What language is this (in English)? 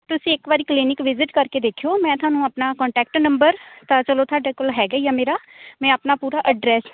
Punjabi